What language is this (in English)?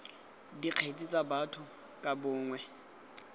Tswana